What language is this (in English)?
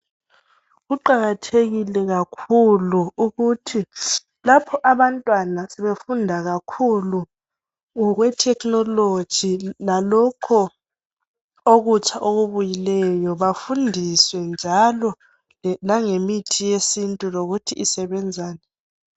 North Ndebele